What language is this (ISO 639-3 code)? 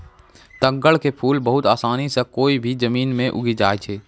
mai